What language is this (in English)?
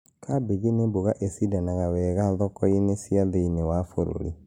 Kikuyu